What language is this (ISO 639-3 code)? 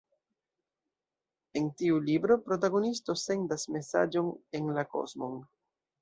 epo